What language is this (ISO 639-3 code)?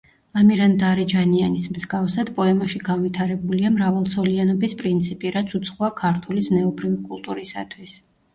kat